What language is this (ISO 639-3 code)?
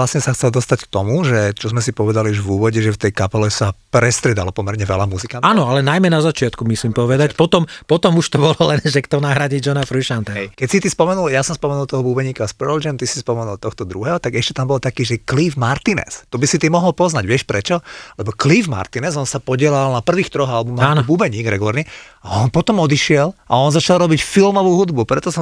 slk